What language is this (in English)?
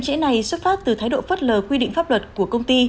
Vietnamese